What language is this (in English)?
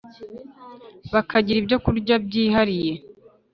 Kinyarwanda